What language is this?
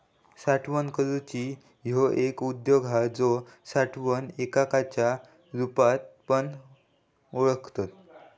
Marathi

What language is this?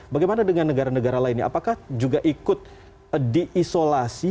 Indonesian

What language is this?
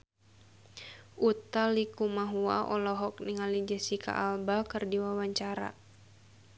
Sundanese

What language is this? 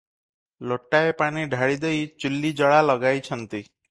Odia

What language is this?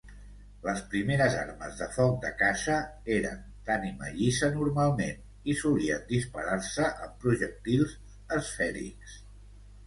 Catalan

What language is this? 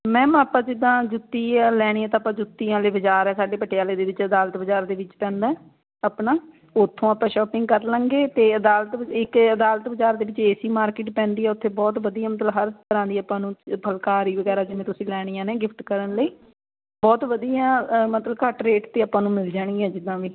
Punjabi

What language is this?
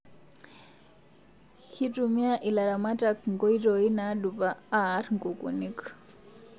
Masai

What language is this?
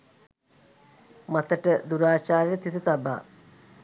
Sinhala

